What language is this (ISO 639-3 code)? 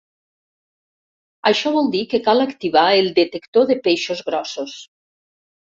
cat